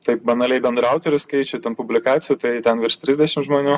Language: Lithuanian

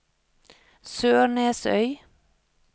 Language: Norwegian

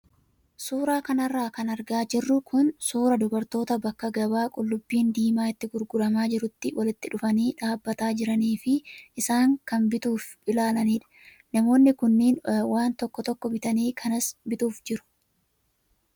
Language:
Oromo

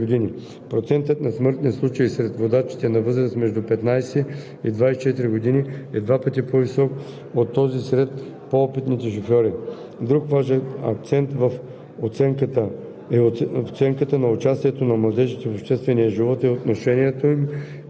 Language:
Bulgarian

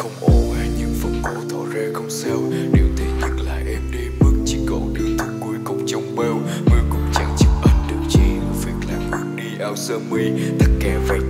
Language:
Vietnamese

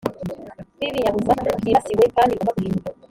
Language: Kinyarwanda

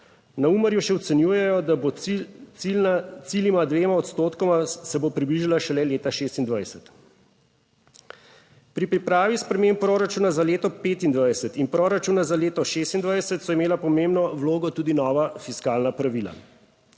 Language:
Slovenian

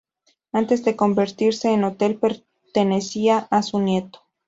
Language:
Spanish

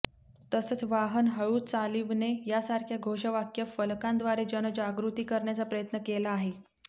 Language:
Marathi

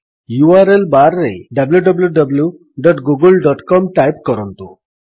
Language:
Odia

